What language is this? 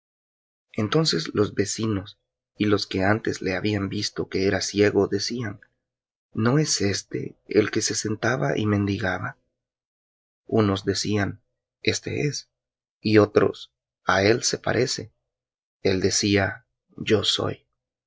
Spanish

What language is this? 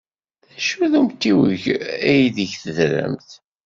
Kabyle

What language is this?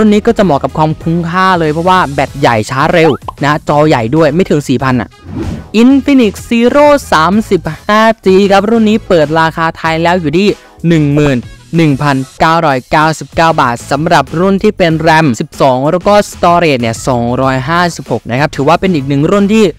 Thai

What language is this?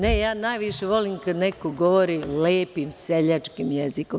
Serbian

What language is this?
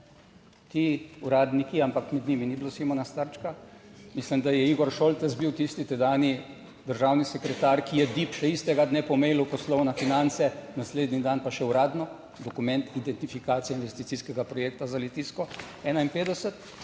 Slovenian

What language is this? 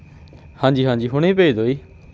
Punjabi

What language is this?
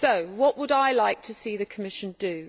English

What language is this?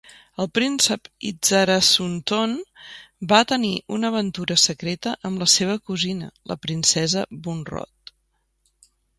Catalan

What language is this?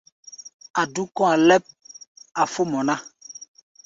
Gbaya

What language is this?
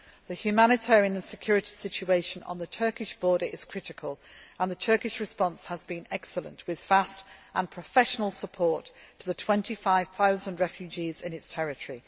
English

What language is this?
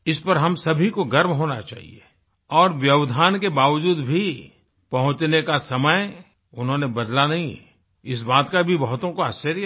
Hindi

